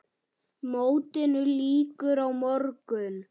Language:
Icelandic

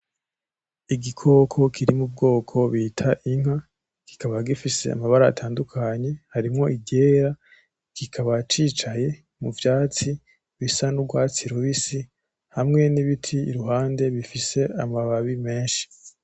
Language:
Rundi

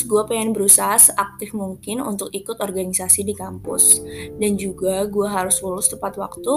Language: Indonesian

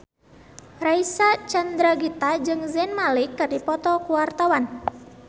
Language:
Sundanese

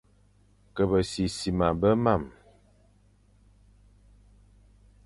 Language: Fang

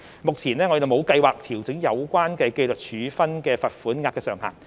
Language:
Cantonese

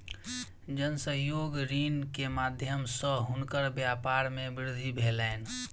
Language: Maithili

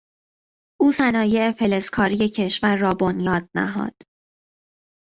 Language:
Persian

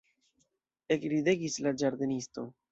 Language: Esperanto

